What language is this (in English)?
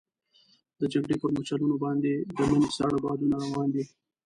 Pashto